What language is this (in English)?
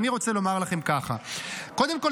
Hebrew